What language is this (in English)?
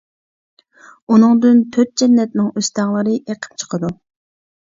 Uyghur